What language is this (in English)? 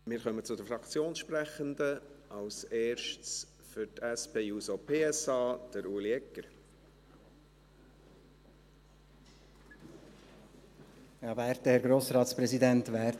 Swiss German